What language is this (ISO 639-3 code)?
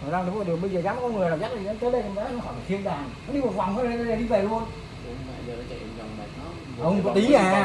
vie